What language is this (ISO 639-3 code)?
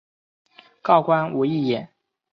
zho